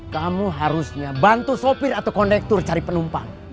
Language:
Indonesian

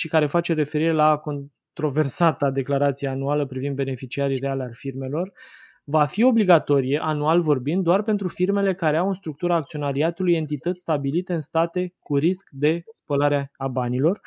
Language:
Romanian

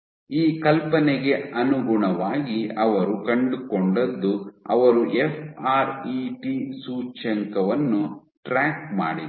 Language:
Kannada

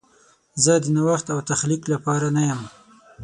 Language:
Pashto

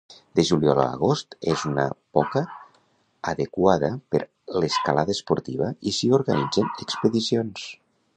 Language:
Catalan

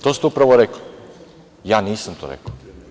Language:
Serbian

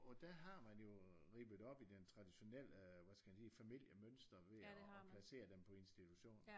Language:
Danish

